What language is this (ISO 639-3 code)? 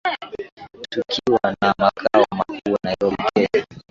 swa